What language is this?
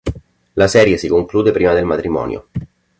Italian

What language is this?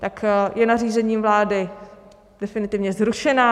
Czech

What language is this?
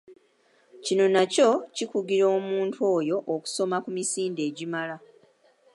Ganda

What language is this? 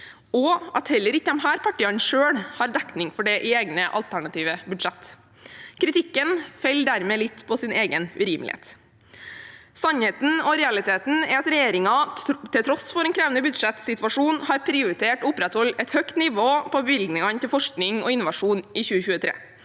Norwegian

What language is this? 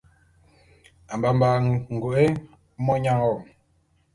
Bulu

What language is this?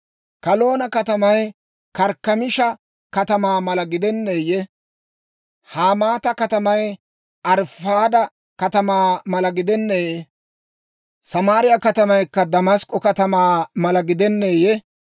Dawro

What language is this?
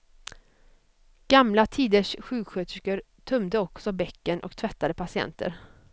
Swedish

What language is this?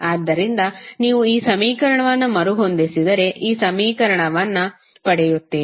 Kannada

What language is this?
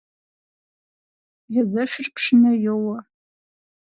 Kabardian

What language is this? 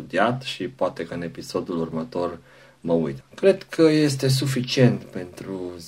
Romanian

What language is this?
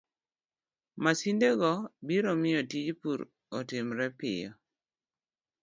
Luo (Kenya and Tanzania)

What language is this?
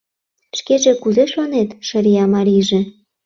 Mari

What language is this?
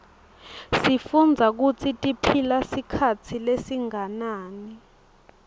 Swati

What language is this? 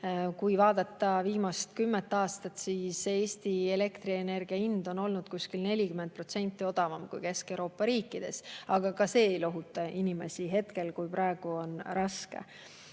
Estonian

